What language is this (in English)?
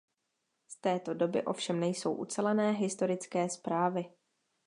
Czech